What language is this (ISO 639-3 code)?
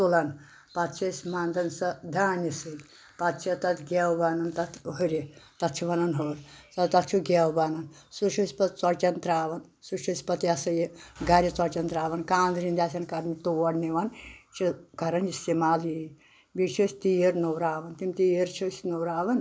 kas